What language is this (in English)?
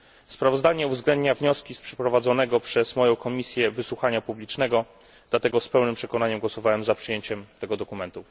Polish